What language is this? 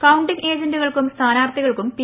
Malayalam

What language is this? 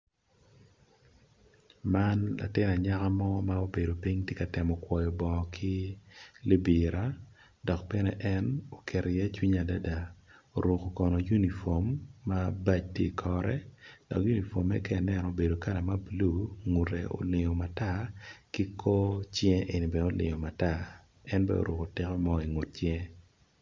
Acoli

